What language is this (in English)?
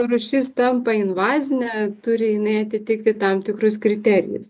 Lithuanian